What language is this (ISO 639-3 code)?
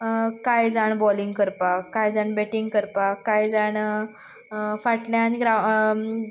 kok